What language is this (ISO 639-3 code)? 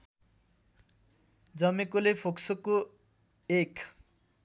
nep